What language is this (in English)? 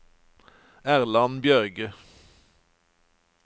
Norwegian